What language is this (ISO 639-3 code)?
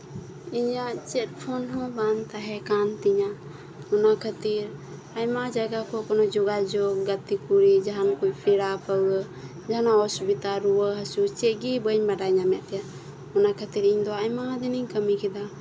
sat